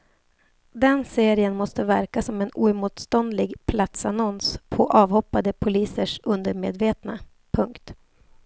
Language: Swedish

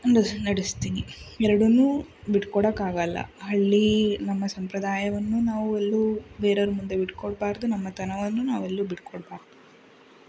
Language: Kannada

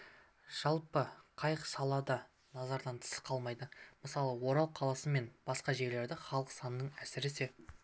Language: Kazakh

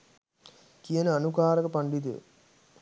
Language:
Sinhala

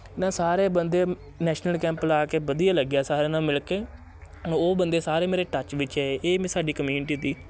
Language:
Punjabi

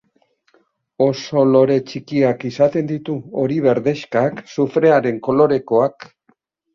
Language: Basque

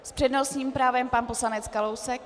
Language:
Czech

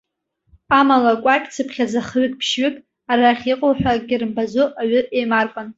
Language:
Abkhazian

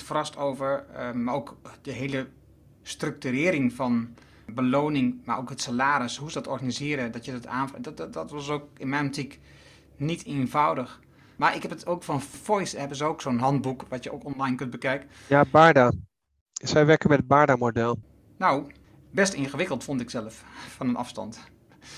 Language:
Dutch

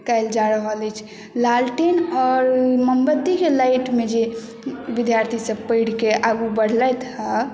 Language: Maithili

